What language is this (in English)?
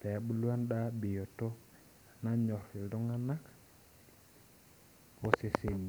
Masai